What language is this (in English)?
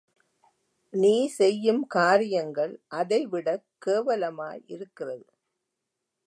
Tamil